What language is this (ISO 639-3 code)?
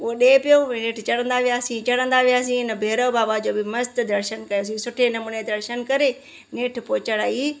snd